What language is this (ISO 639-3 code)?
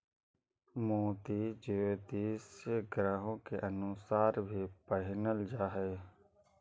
mag